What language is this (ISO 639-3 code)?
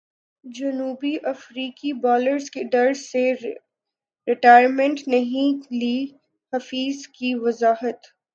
urd